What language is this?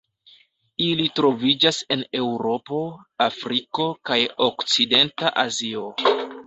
Esperanto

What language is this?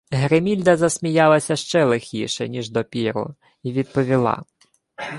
Ukrainian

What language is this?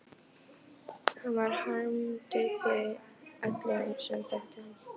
Icelandic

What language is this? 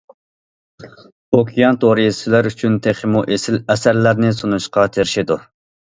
Uyghur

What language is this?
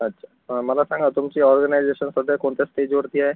Marathi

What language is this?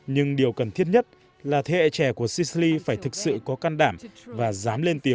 Vietnamese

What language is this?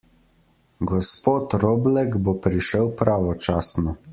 Slovenian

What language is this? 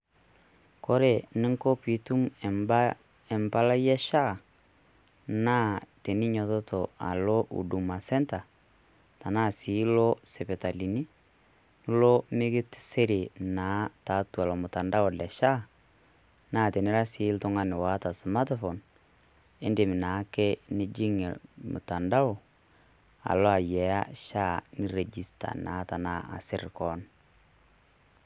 Masai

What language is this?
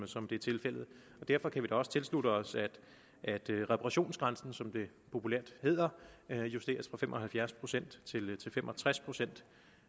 Danish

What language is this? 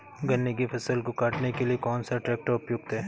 Hindi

